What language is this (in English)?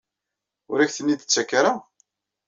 Kabyle